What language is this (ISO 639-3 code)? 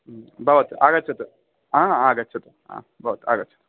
san